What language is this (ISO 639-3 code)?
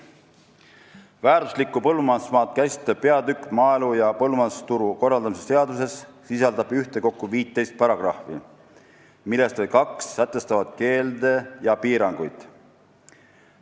est